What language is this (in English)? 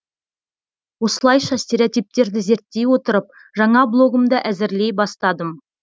Kazakh